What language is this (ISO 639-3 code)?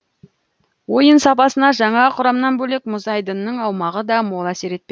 kaz